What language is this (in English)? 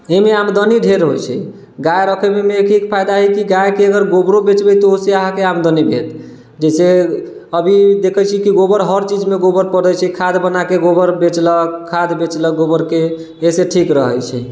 Maithili